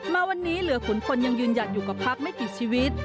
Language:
Thai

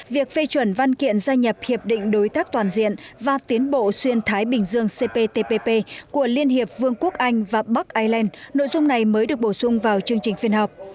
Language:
Vietnamese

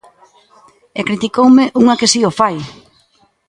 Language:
Galician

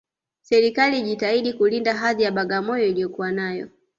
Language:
Swahili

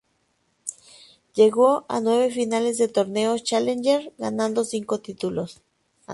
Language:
Spanish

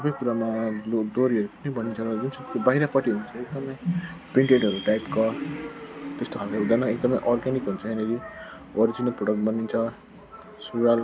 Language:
Nepali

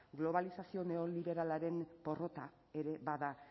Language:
Basque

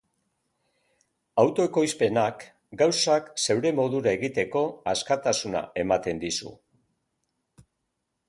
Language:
Basque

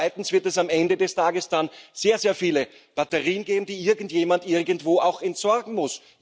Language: German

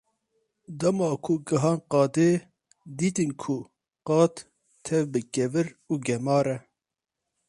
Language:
Kurdish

